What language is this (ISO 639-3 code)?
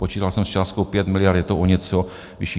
ces